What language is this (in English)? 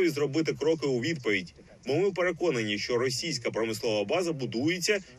Ukrainian